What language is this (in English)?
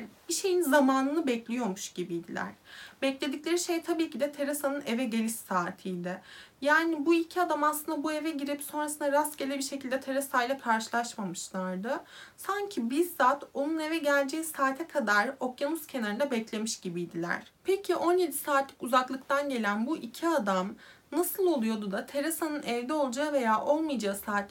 Turkish